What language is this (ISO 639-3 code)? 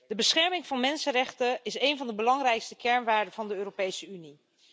nld